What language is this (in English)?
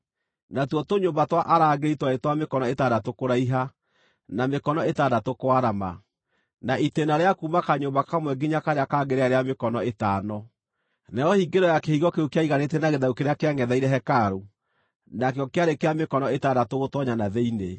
Kikuyu